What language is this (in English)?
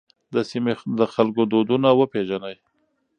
Pashto